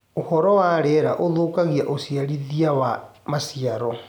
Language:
Kikuyu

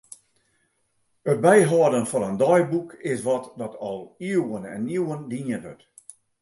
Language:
Western Frisian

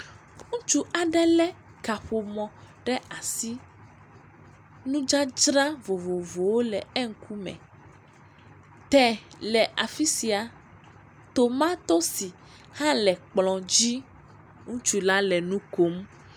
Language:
Ewe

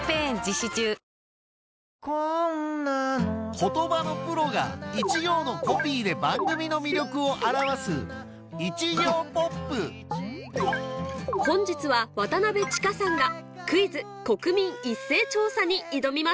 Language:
Japanese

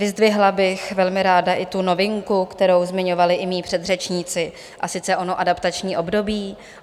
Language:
Czech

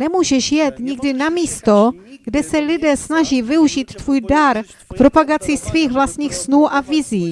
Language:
Czech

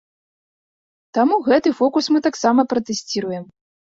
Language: Belarusian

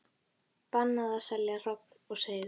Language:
Icelandic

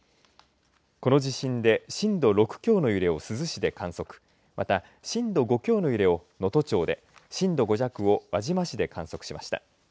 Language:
Japanese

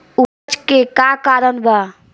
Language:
Bhojpuri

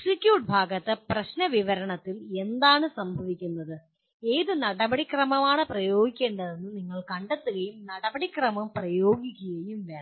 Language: Malayalam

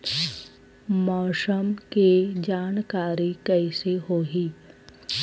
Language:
Chhattisgarhi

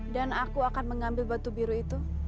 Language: Indonesian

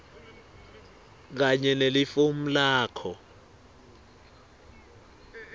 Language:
Swati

